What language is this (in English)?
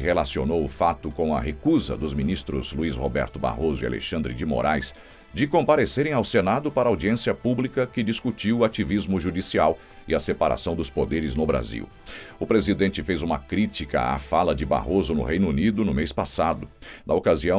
Portuguese